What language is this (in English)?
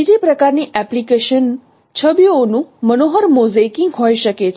Gujarati